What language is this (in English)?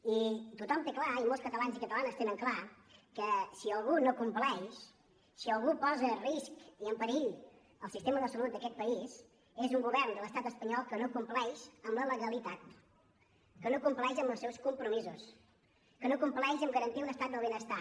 Catalan